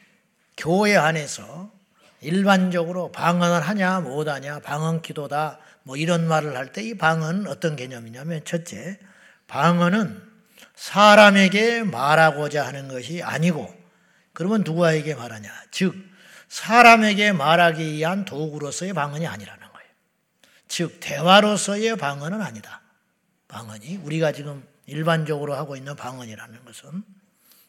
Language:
Korean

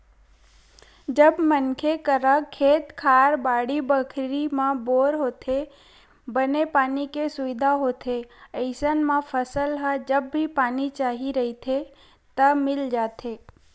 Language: Chhattisgarhi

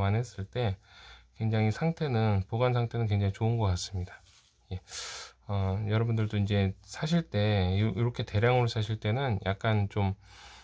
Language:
Korean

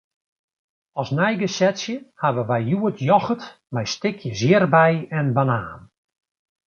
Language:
Western Frisian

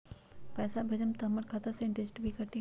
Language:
Magahi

